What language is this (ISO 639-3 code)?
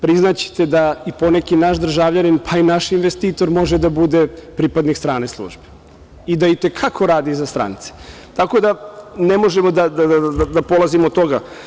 srp